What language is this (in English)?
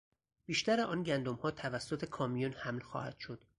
Persian